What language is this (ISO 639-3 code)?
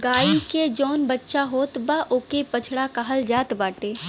bho